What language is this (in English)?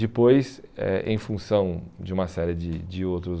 Portuguese